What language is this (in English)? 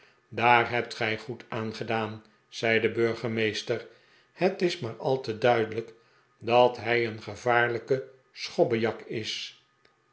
Dutch